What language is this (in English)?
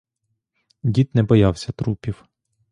Ukrainian